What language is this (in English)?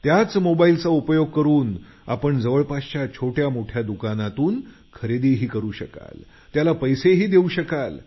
Marathi